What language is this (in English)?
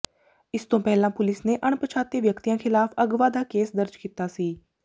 Punjabi